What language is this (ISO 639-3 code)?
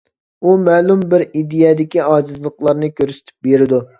uig